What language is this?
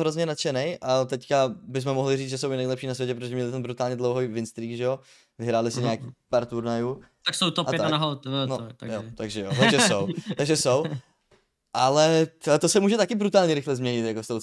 Czech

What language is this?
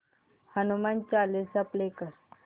Marathi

